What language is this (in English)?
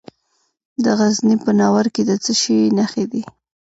Pashto